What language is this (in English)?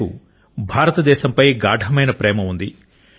Telugu